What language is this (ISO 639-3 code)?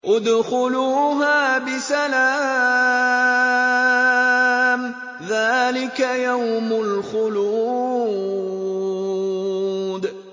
ara